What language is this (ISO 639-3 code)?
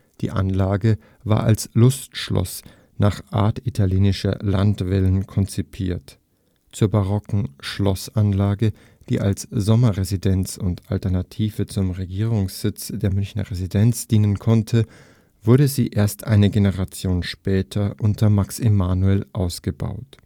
deu